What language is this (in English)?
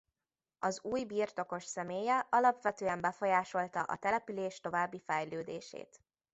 Hungarian